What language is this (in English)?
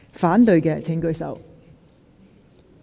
Cantonese